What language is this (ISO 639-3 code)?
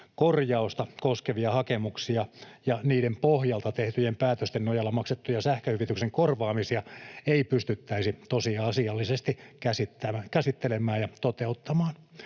fin